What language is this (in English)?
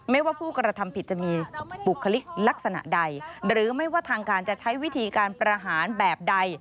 Thai